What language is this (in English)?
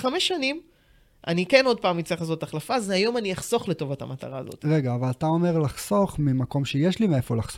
Hebrew